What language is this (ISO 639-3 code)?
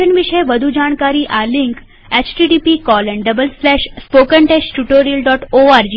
guj